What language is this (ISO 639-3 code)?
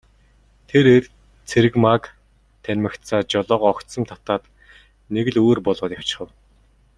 mon